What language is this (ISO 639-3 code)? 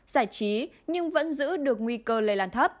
vie